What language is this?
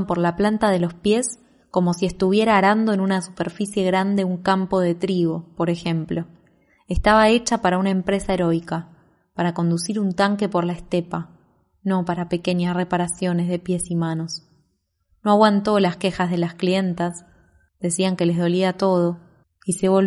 Spanish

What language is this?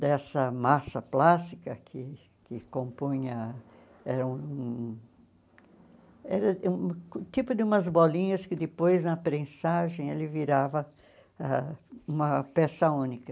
Portuguese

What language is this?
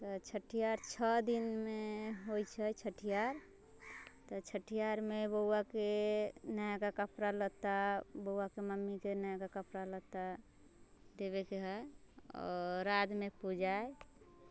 Maithili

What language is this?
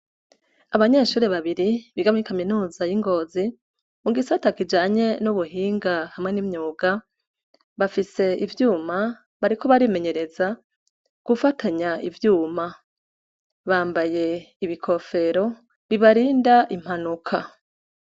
Rundi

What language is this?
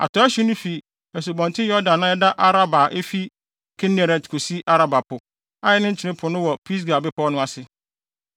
Akan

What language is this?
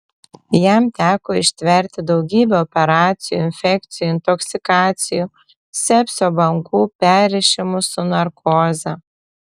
Lithuanian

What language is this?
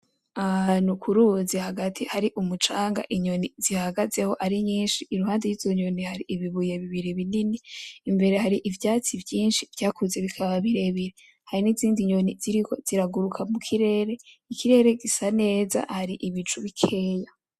Rundi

